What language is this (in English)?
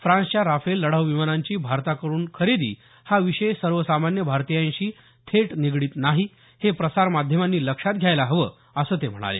Marathi